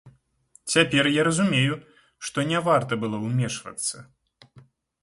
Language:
Belarusian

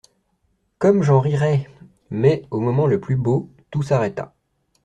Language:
French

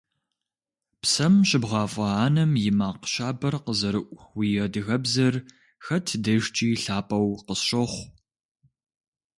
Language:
Kabardian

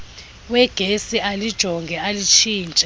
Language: Xhosa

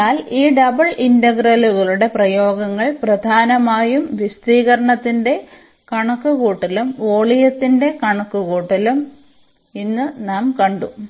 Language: Malayalam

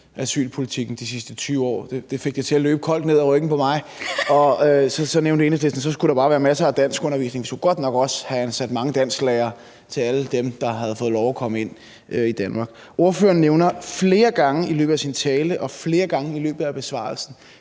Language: Danish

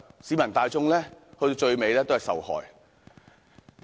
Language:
Cantonese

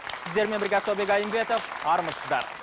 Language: Kazakh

